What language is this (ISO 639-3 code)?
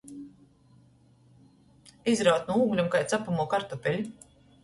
ltg